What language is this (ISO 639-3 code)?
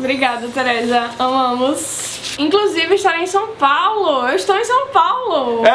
por